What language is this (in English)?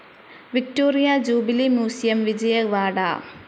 Malayalam